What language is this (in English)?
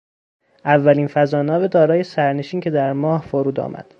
Persian